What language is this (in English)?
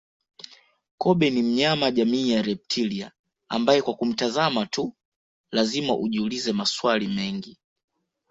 Swahili